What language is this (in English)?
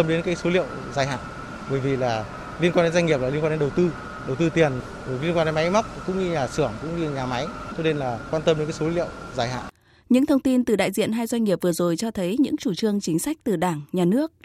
Vietnamese